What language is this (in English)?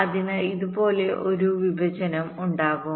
Malayalam